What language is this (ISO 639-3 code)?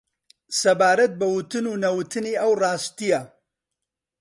ckb